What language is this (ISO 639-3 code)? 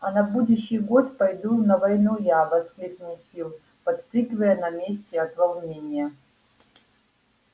rus